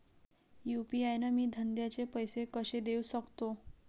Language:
Marathi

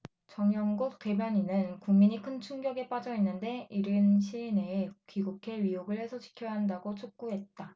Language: Korean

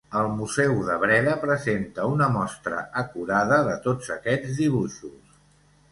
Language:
Catalan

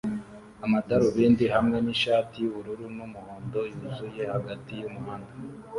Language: Kinyarwanda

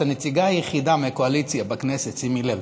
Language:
Hebrew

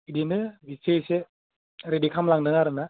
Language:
Bodo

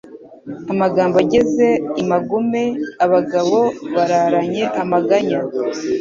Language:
Kinyarwanda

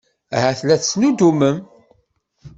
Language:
Kabyle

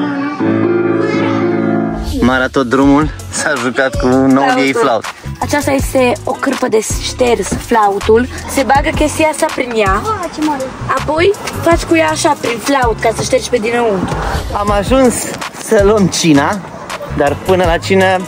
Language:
Romanian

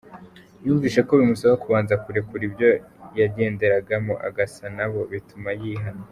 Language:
Kinyarwanda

